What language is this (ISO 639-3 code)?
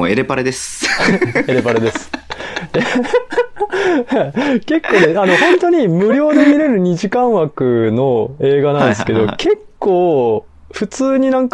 jpn